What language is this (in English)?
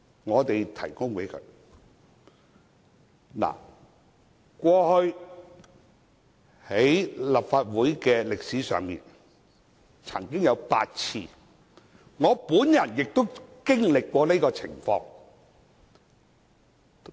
Cantonese